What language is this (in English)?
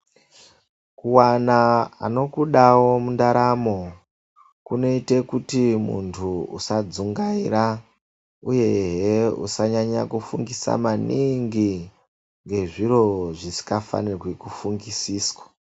Ndau